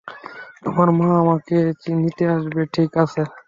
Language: Bangla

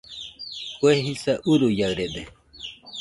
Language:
Nüpode Huitoto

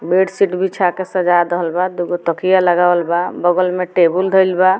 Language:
Bhojpuri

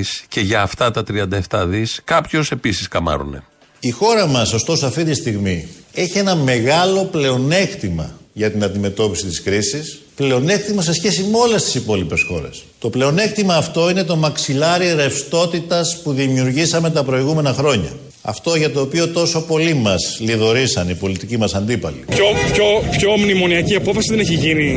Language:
Greek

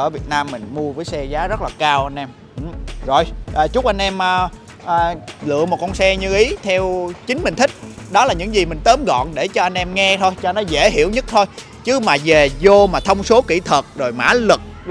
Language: Vietnamese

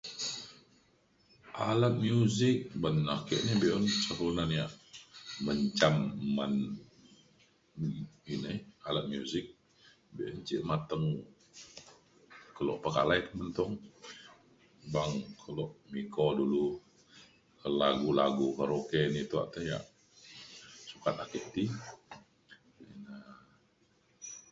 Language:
Mainstream Kenyah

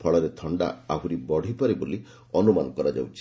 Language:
Odia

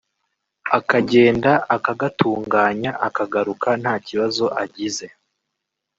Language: Kinyarwanda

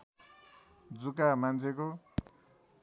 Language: Nepali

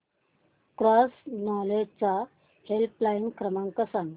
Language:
Marathi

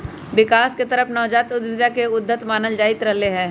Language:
Magahi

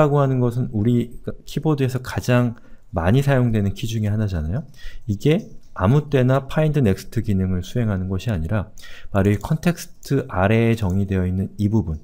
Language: Korean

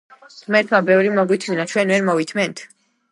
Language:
Georgian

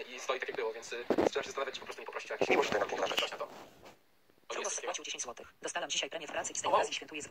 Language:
Polish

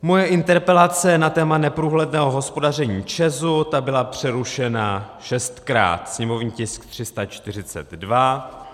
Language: Czech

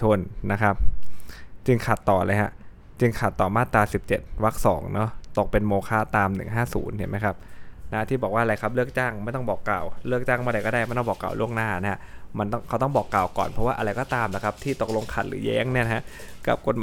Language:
Thai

